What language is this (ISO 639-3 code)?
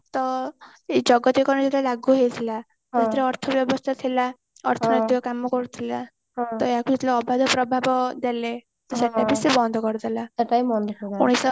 ori